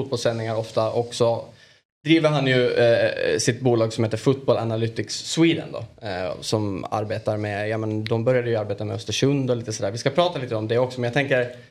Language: Swedish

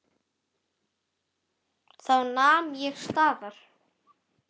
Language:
Icelandic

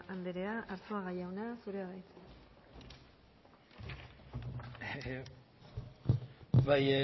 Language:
Basque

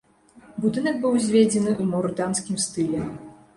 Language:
Belarusian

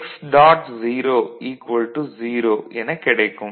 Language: Tamil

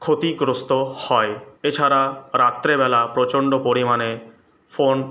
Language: Bangla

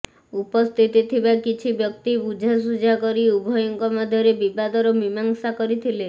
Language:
Odia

